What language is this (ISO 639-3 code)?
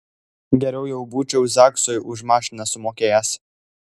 lit